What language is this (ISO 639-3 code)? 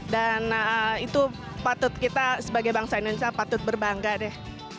ind